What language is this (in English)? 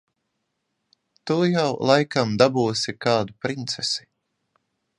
Latvian